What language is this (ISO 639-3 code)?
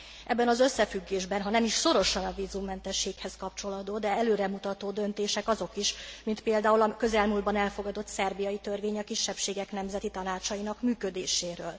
hun